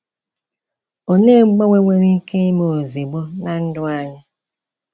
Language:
Igbo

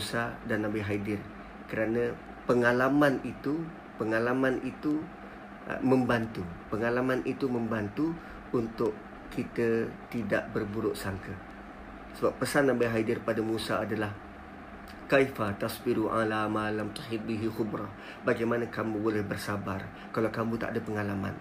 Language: Malay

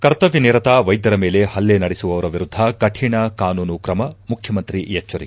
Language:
Kannada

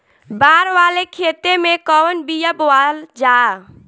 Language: Bhojpuri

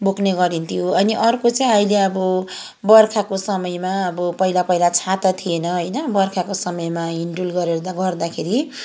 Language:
Nepali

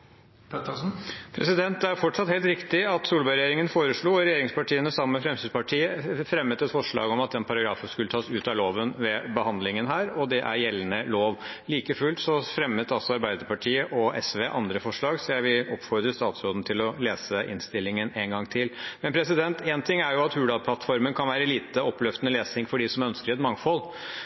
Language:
Norwegian Bokmål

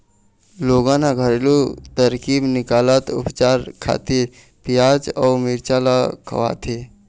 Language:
Chhattisgarhi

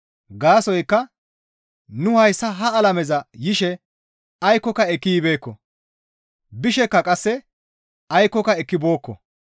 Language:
Gamo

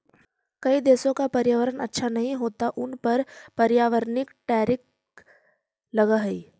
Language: Magahi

